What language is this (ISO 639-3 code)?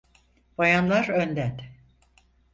tur